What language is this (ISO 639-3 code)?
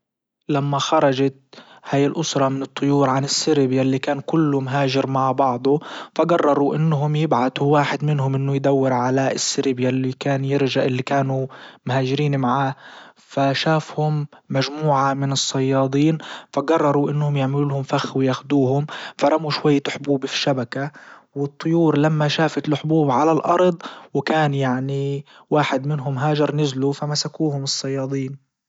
ayl